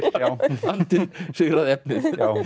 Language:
Icelandic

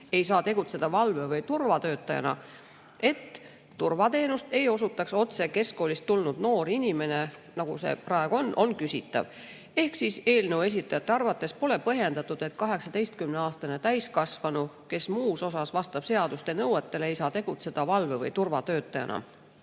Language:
Estonian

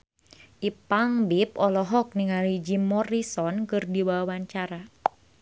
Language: Sundanese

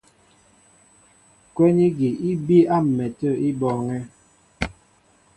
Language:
Mbo (Cameroon)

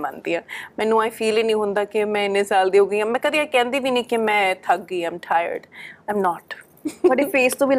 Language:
Punjabi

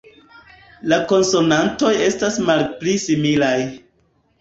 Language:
Esperanto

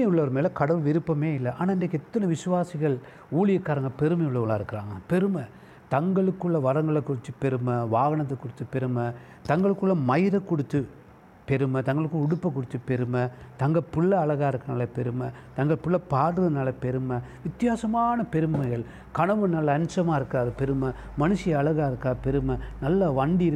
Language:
Tamil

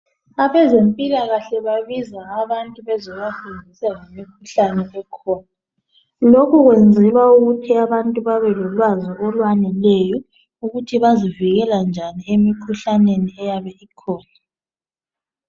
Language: North Ndebele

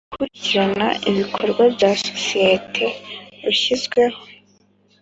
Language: Kinyarwanda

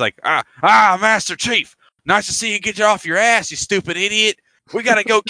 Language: English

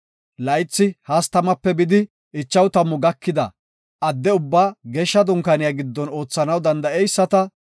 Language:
Gofa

